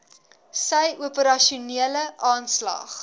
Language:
Afrikaans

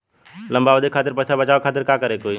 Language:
Bhojpuri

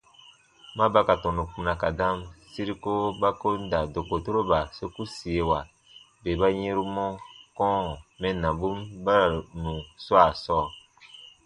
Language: Baatonum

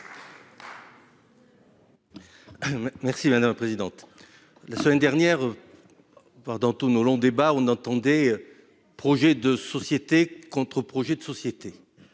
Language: French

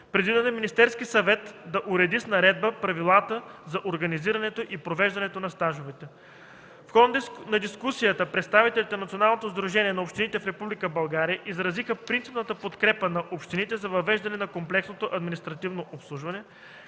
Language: Bulgarian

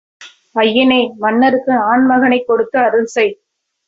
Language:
Tamil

